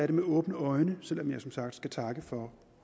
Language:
Danish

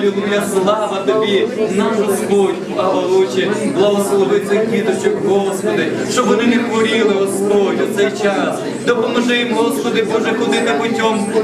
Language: Ukrainian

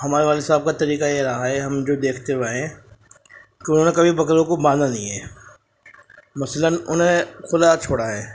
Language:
Urdu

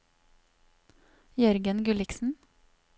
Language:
Norwegian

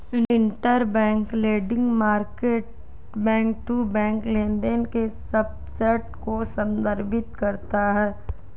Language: Hindi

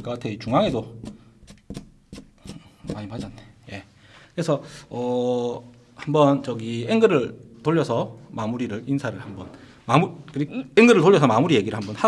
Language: Korean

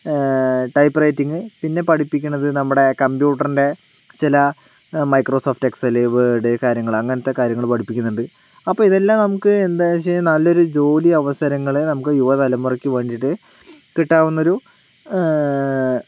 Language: Malayalam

